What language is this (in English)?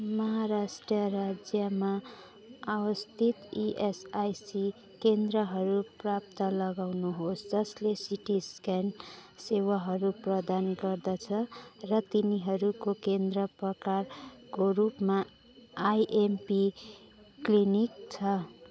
Nepali